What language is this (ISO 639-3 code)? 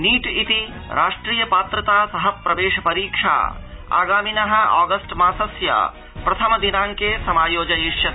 san